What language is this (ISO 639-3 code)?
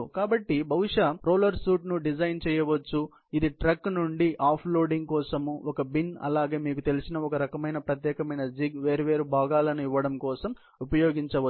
tel